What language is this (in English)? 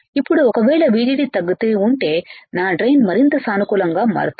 Telugu